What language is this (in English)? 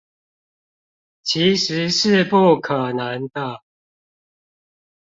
Chinese